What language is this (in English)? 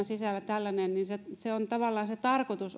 Finnish